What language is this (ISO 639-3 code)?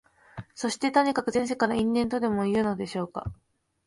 jpn